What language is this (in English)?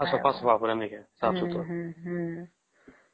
Odia